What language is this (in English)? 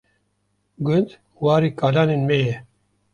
Kurdish